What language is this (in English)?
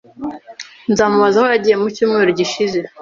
Kinyarwanda